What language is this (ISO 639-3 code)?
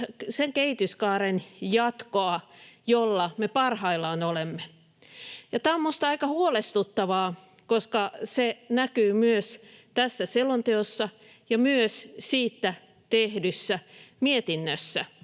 fin